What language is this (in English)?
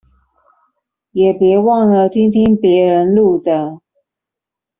Chinese